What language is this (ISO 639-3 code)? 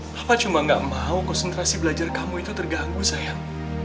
ind